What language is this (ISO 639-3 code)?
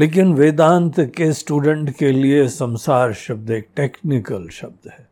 hin